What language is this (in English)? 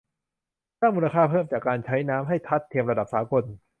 Thai